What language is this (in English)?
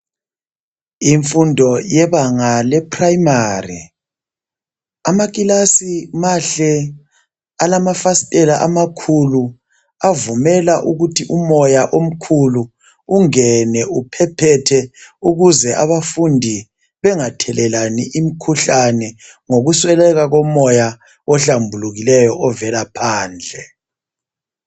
North Ndebele